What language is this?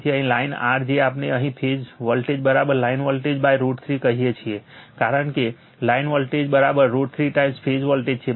Gujarati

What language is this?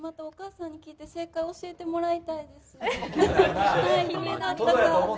Japanese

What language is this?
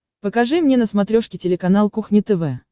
Russian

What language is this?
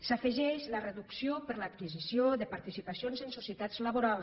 Catalan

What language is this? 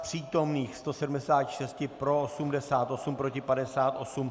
Czech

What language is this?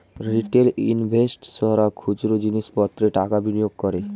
Bangla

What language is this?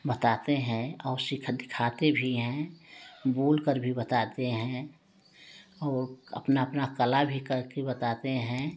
Hindi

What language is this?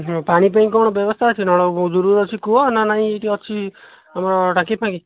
Odia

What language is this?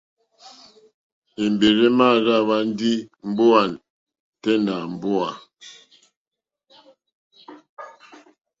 Mokpwe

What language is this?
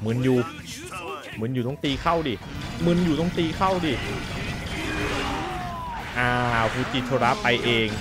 Thai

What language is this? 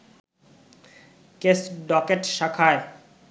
Bangla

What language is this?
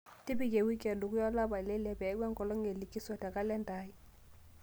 Masai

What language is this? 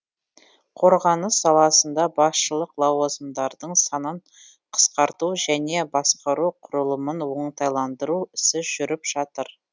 Kazakh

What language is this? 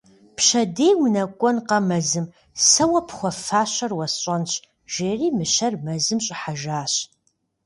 Kabardian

